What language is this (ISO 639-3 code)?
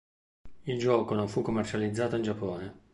ita